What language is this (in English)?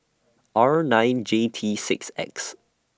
English